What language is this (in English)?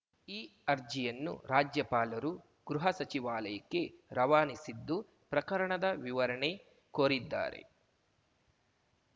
Kannada